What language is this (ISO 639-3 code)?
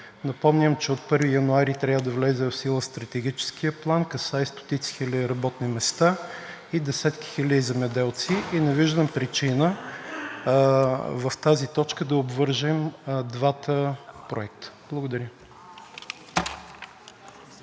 bul